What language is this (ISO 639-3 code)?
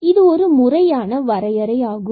tam